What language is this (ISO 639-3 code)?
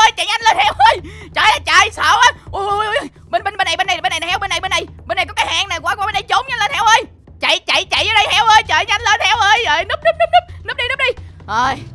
vie